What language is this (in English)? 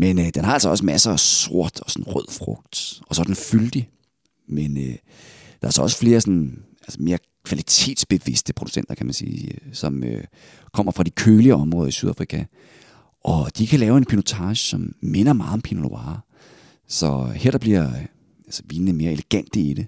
Danish